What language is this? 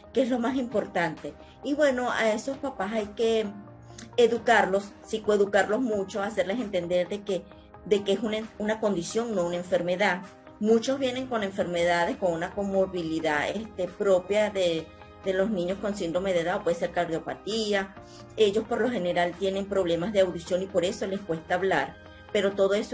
Spanish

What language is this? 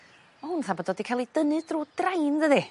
Welsh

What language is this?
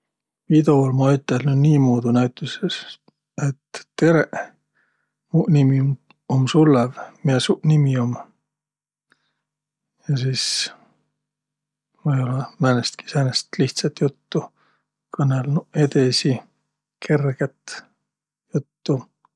Võro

